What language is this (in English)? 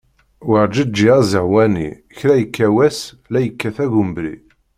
Kabyle